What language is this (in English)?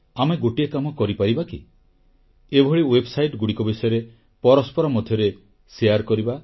Odia